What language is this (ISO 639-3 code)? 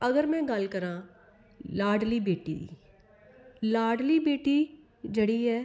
doi